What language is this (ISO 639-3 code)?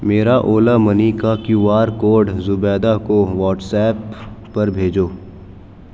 urd